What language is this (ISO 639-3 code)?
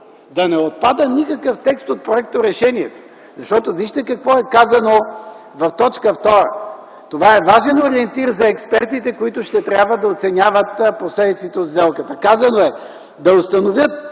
bul